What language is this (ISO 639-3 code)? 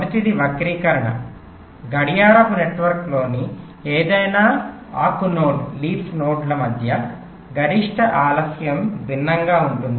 tel